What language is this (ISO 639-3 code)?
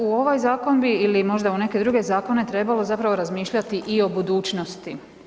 hrv